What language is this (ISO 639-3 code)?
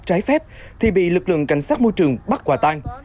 vie